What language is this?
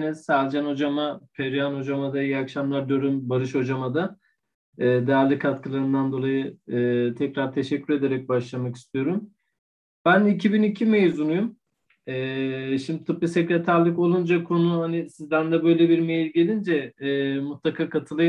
Turkish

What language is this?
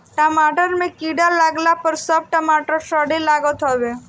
Bhojpuri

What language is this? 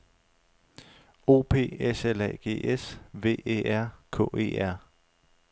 Danish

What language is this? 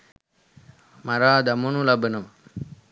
Sinhala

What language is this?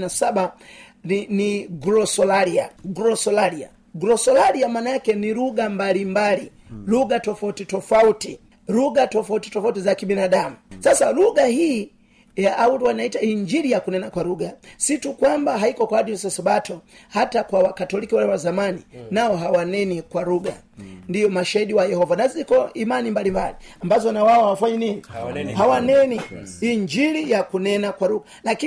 Swahili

